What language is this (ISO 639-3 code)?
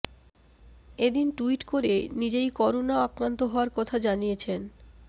ben